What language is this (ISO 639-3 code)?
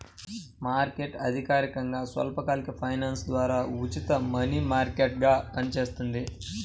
tel